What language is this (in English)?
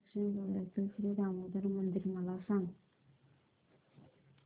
Marathi